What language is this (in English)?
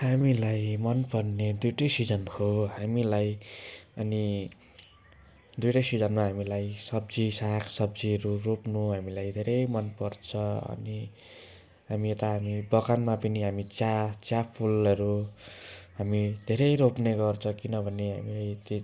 Nepali